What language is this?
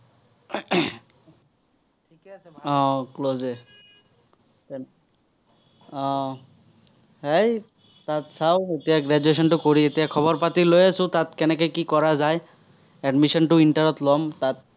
Assamese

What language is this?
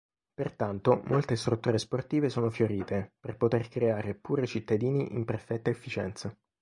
Italian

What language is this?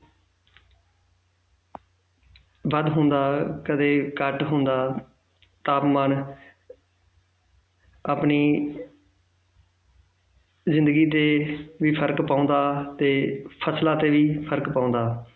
Punjabi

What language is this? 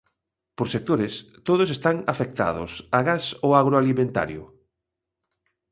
Galician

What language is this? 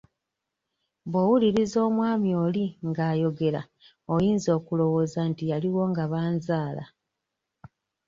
Ganda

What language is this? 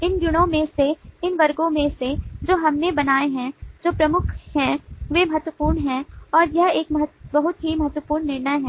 Hindi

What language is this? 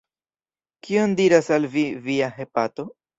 Esperanto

